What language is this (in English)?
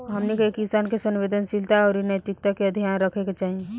Bhojpuri